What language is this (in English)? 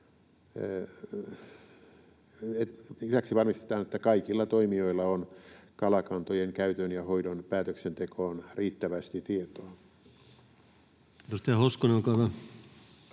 Finnish